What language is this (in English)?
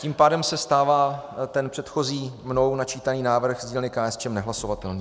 Czech